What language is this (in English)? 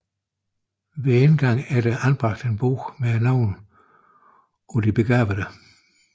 Danish